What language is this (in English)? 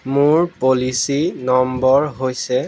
Assamese